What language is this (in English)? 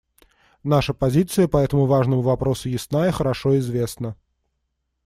Russian